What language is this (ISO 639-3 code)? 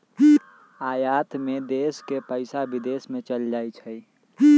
mag